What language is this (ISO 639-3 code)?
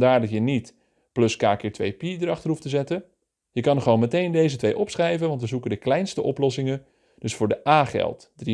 nld